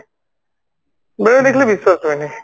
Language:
Odia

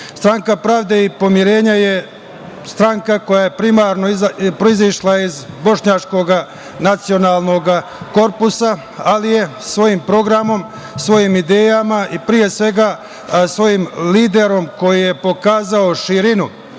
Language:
Serbian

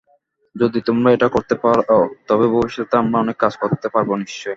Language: Bangla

